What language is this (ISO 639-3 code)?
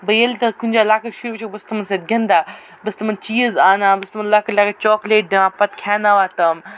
kas